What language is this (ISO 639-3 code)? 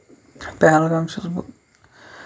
kas